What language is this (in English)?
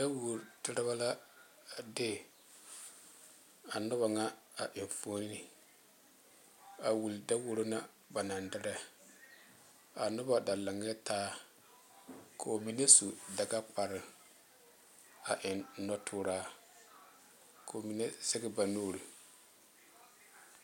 Southern Dagaare